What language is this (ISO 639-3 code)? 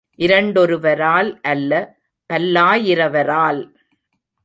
tam